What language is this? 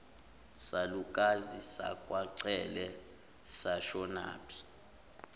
Zulu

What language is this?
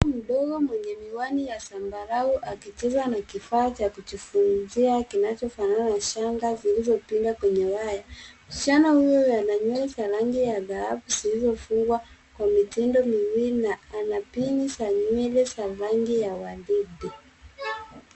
Swahili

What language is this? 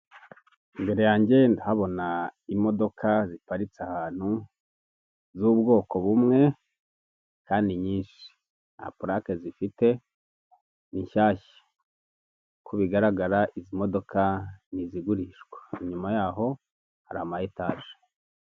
Kinyarwanda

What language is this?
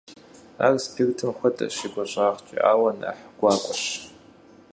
Kabardian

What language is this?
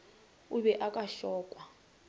Northern Sotho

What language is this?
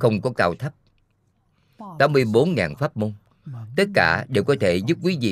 Vietnamese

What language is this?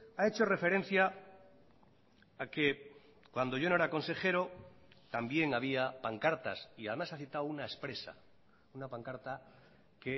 Spanish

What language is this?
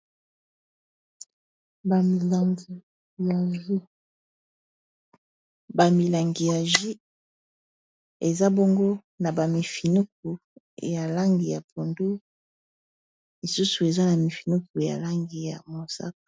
Lingala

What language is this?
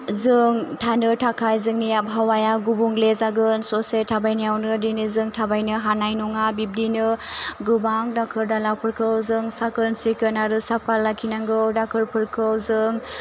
Bodo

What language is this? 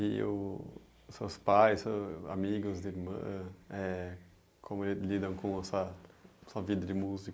Portuguese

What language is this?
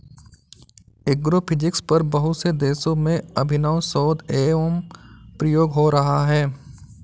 Hindi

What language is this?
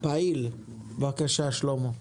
Hebrew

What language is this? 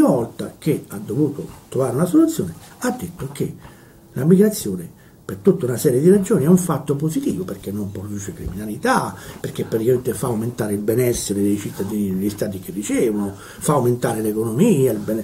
Italian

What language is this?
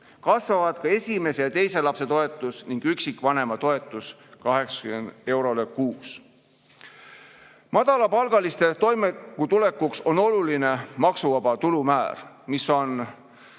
Estonian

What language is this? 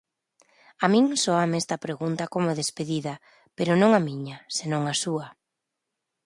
Galician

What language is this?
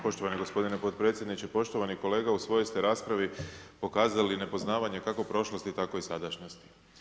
Croatian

